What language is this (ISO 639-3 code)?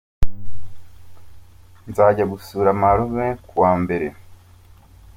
kin